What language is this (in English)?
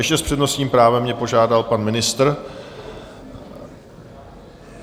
Czech